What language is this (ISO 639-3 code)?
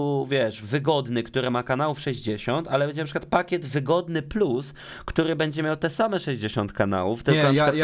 pol